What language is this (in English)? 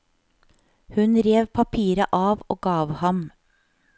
Norwegian